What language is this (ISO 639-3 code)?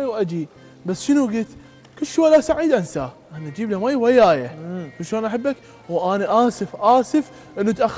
ara